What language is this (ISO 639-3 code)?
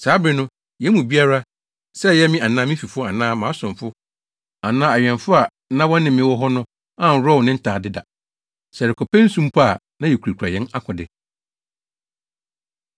aka